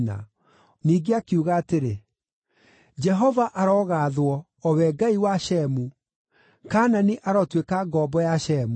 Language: Kikuyu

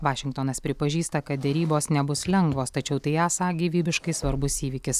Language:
Lithuanian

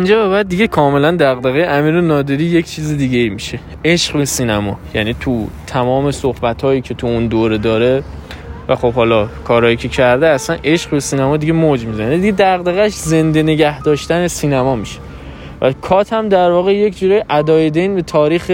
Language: Persian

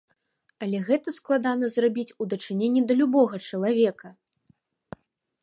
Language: Belarusian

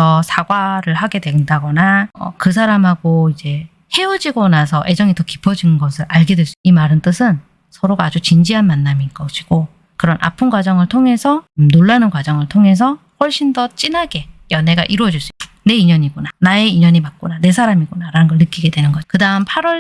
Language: Korean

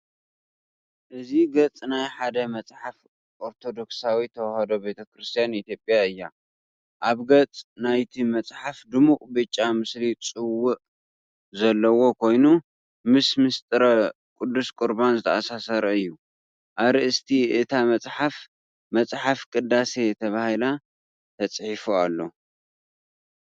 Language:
Tigrinya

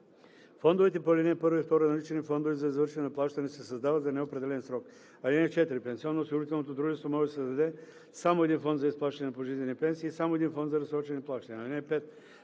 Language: Bulgarian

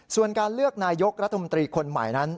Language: Thai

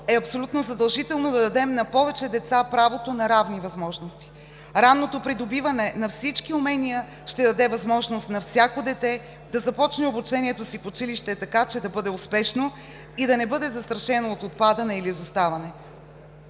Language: Bulgarian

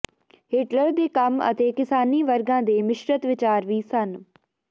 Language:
Punjabi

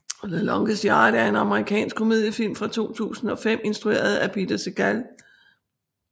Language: Danish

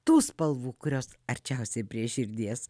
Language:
Lithuanian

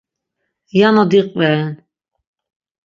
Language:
Laz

